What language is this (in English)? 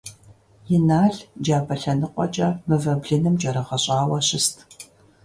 Kabardian